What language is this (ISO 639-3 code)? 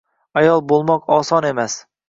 uzb